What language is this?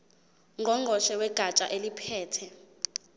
Zulu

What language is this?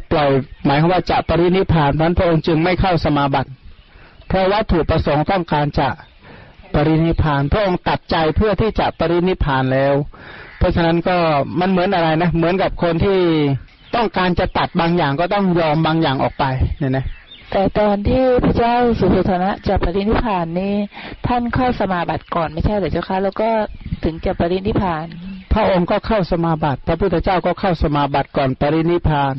Thai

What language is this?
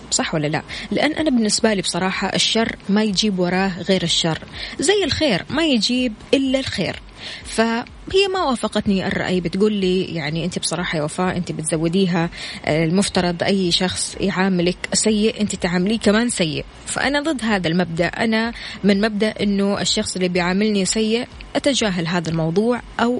Arabic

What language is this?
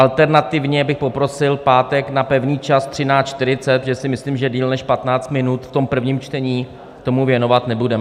Czech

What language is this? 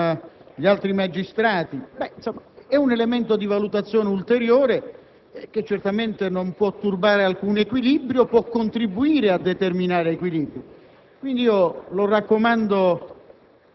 Italian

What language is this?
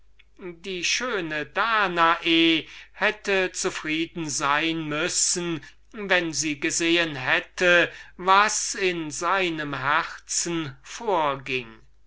German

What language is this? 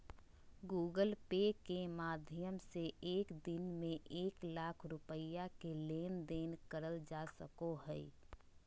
Magahi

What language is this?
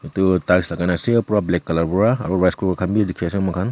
Naga Pidgin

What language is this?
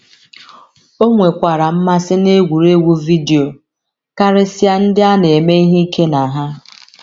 Igbo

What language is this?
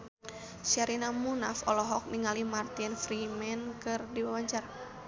Sundanese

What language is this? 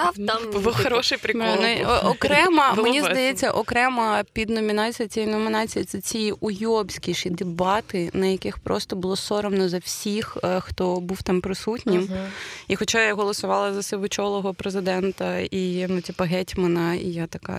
Ukrainian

